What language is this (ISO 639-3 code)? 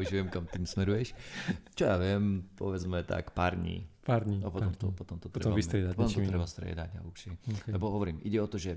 slk